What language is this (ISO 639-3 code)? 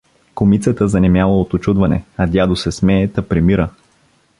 bul